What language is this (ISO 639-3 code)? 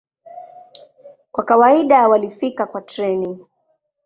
swa